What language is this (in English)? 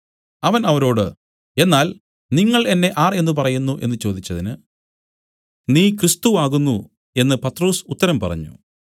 Malayalam